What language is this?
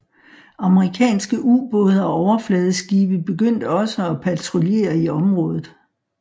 Danish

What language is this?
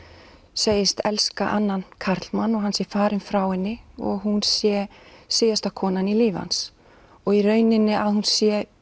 Icelandic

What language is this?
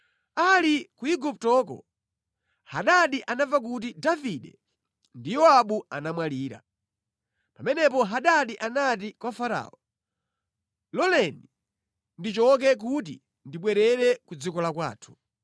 Nyanja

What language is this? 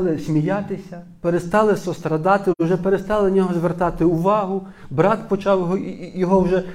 Ukrainian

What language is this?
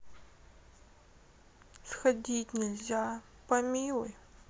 Russian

